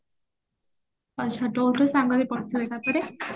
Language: Odia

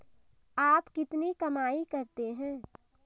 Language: Hindi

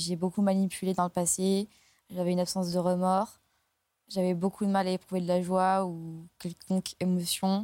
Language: French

